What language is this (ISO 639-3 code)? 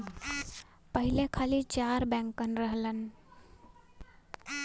bho